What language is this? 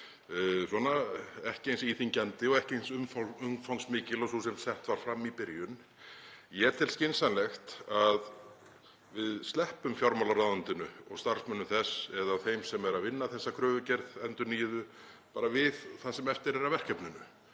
Icelandic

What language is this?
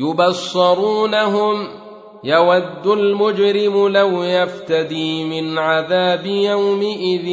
Arabic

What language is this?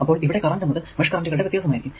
Malayalam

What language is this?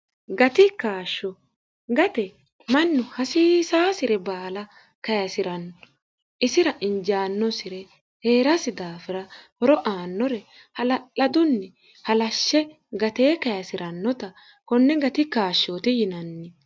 Sidamo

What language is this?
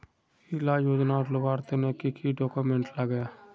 Magahi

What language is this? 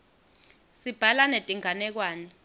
Swati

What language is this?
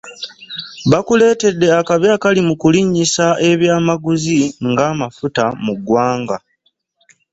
Ganda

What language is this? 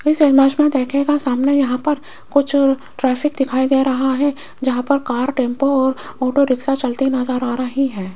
Hindi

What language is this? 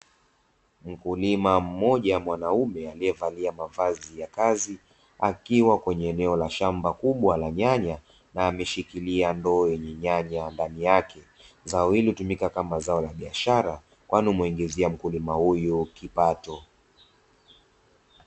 Swahili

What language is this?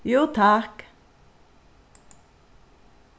Faroese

